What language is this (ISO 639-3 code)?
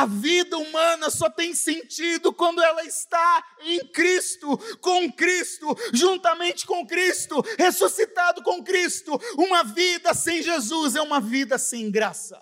por